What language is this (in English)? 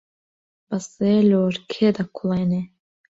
Central Kurdish